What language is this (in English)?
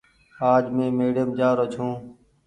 Goaria